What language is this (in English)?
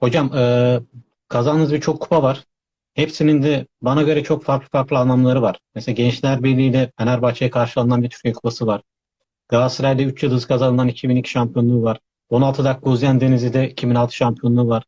Turkish